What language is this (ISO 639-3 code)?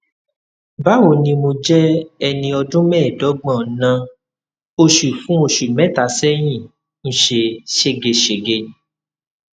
yor